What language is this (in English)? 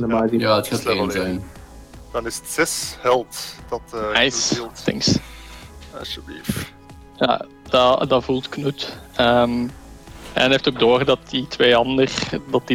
Dutch